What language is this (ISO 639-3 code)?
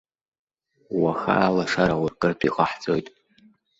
abk